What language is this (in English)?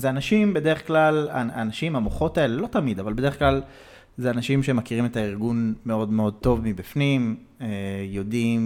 Hebrew